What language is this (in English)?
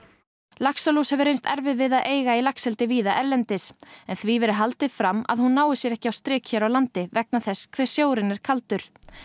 Icelandic